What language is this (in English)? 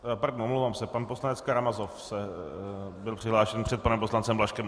Czech